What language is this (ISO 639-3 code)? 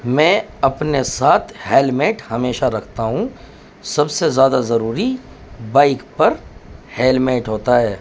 urd